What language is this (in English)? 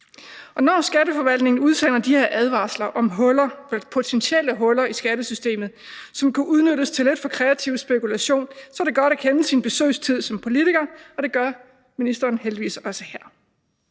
Danish